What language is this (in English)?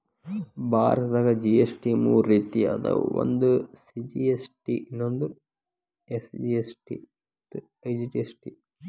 Kannada